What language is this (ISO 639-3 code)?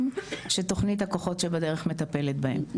heb